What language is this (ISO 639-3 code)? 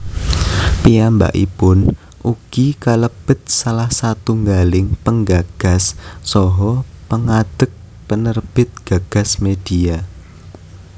jav